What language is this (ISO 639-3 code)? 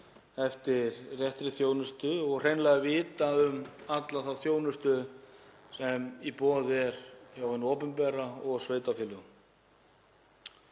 isl